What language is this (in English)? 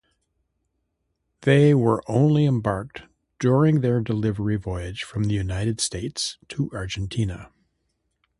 English